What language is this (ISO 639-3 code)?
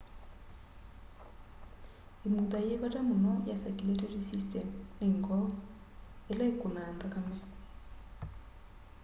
kam